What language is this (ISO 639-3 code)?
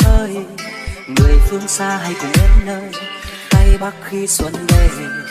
vie